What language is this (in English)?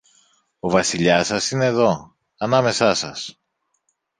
Greek